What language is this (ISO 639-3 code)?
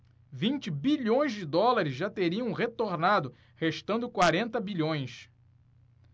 por